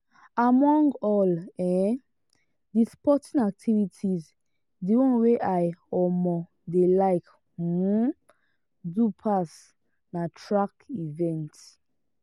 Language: Nigerian Pidgin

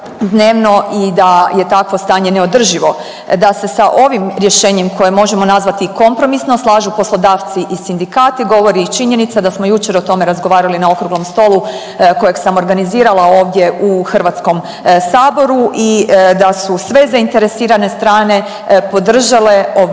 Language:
Croatian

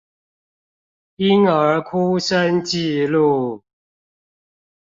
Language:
Chinese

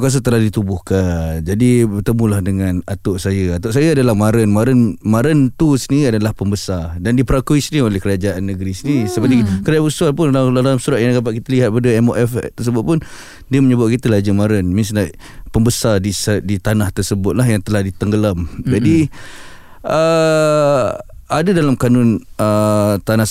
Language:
Malay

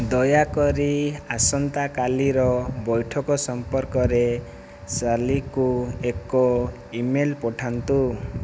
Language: Odia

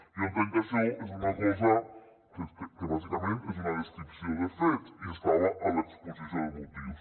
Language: Catalan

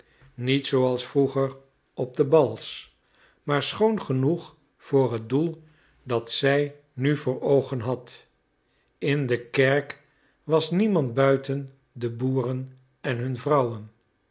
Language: Dutch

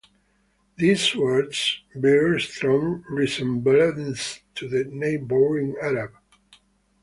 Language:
English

